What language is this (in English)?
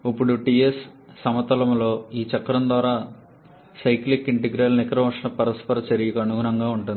Telugu